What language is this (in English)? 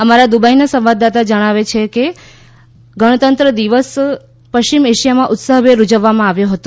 Gujarati